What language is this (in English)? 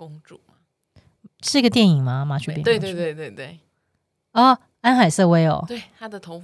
Chinese